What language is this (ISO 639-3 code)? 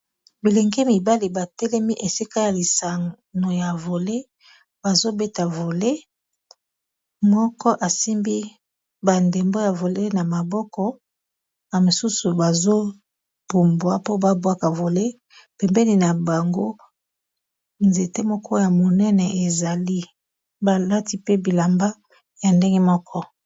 lin